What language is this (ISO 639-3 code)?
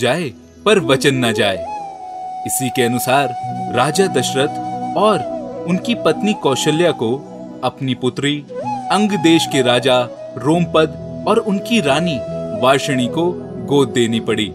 hin